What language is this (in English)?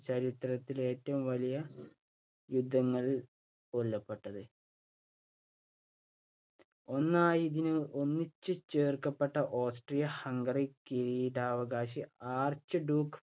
Malayalam